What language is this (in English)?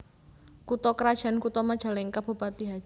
Javanese